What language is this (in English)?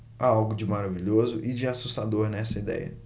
Portuguese